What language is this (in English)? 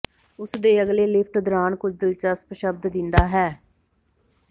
Punjabi